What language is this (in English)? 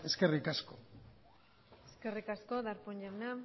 Basque